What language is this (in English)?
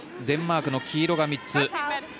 Japanese